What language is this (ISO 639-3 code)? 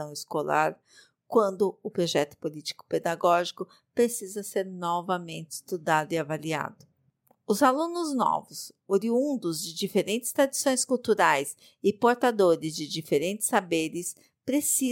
por